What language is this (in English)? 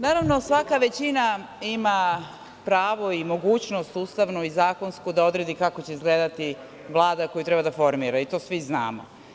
Serbian